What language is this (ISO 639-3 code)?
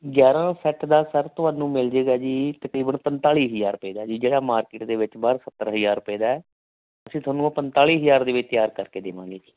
pan